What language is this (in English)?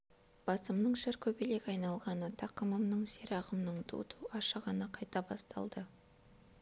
Kazakh